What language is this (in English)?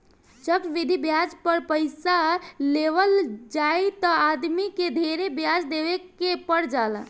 Bhojpuri